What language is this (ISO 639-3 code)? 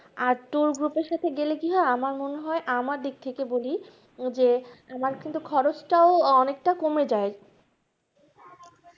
ben